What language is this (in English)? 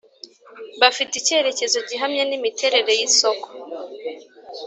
Kinyarwanda